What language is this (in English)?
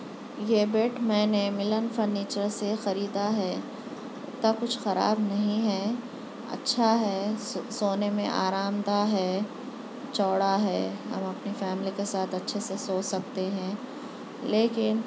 Urdu